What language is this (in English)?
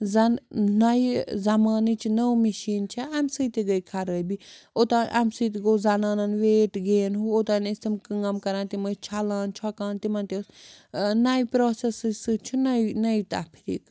Kashmiri